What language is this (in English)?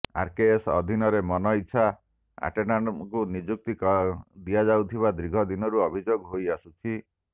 Odia